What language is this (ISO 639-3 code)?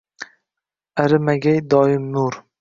uzb